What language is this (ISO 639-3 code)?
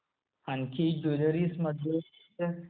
mar